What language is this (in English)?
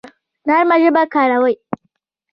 Pashto